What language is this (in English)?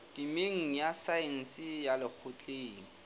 Southern Sotho